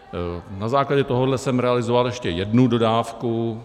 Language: Czech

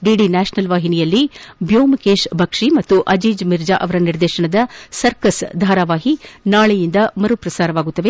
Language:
Kannada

